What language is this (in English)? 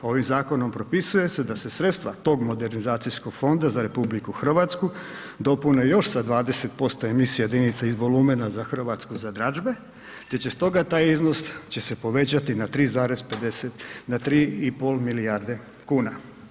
Croatian